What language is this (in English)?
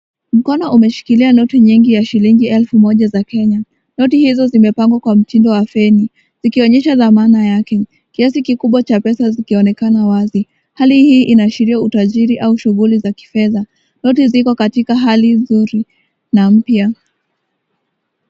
Swahili